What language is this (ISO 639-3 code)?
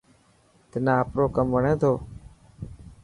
mki